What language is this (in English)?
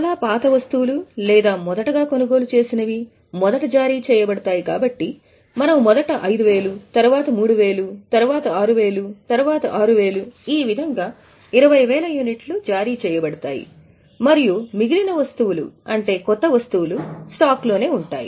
Telugu